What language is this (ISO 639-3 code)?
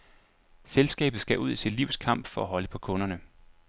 dan